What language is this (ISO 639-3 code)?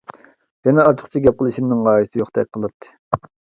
uig